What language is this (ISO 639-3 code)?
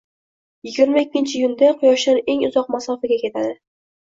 uzb